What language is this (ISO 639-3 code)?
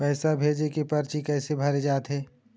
hne